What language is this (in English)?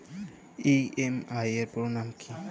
Bangla